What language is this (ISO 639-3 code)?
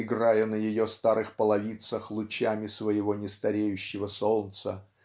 rus